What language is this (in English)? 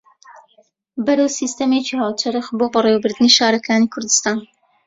Central Kurdish